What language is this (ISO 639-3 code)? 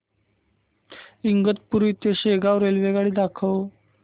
mar